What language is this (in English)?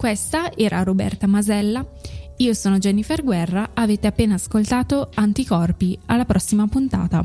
Italian